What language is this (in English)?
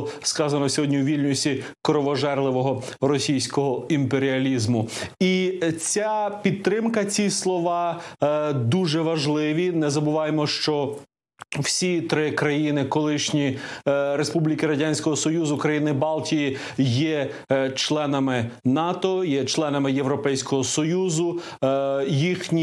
Ukrainian